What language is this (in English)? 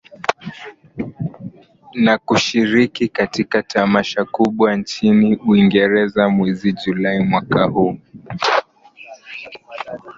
Swahili